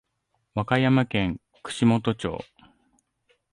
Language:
Japanese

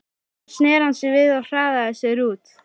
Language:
Icelandic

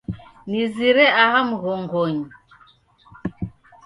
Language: Taita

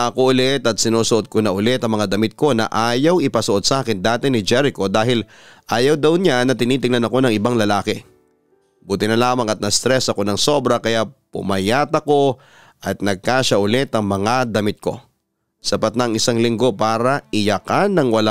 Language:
Filipino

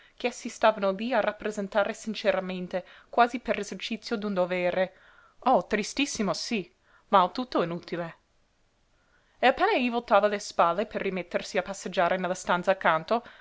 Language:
Italian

